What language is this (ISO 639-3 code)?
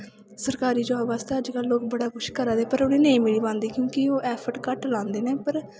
doi